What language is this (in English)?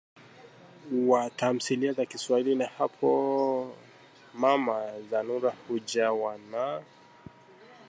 Swahili